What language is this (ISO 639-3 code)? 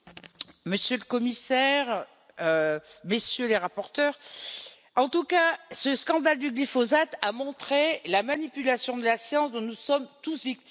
fra